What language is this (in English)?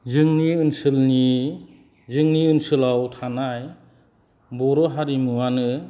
Bodo